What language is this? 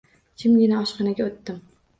Uzbek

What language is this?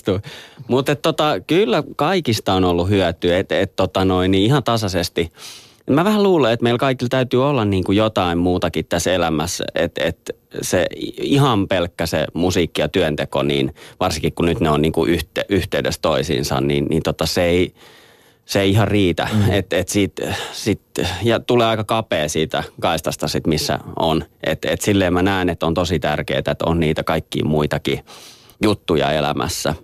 Finnish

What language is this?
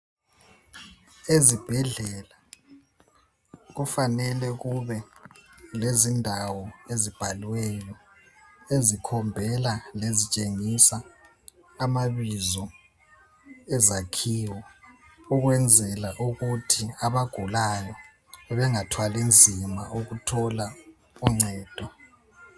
North Ndebele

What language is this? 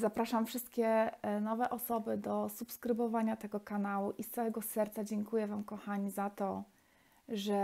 Polish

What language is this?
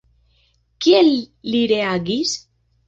Esperanto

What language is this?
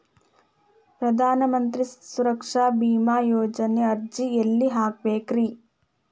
Kannada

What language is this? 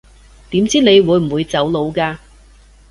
Cantonese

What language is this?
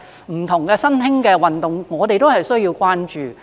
Cantonese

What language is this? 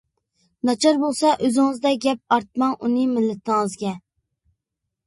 Uyghur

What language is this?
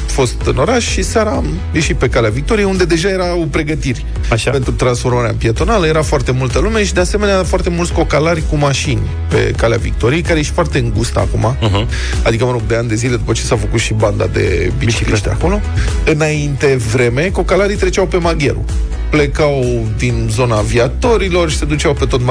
Romanian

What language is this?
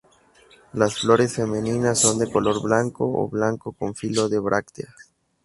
Spanish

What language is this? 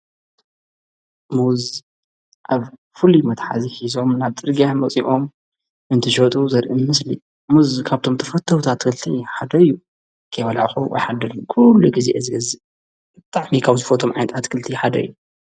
Tigrinya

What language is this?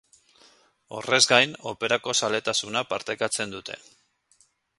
Basque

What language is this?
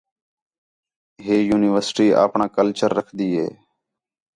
Khetrani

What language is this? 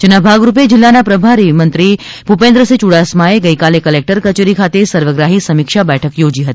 Gujarati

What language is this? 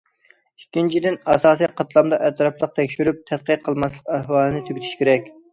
Uyghur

